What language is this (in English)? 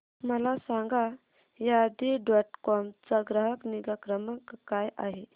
Marathi